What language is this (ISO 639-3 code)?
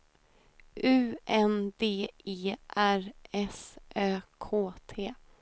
swe